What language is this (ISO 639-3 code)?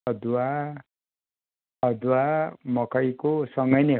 nep